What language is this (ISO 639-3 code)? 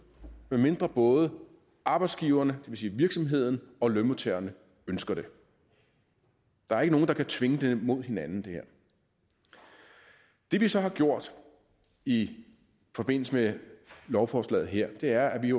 dan